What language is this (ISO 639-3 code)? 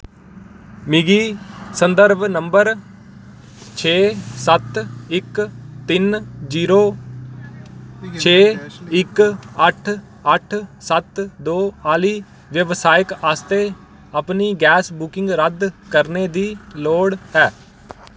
doi